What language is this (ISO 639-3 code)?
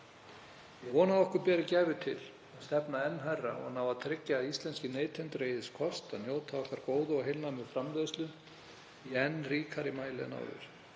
isl